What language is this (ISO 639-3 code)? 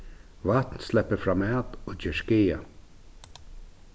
fao